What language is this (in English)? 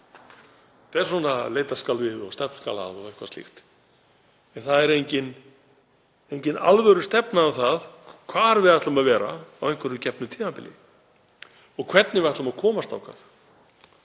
Icelandic